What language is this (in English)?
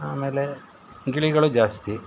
Kannada